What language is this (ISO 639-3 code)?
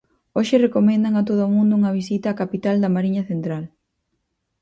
glg